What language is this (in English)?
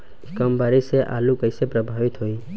Bhojpuri